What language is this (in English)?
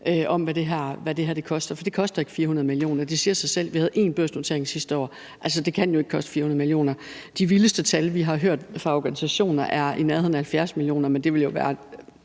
Danish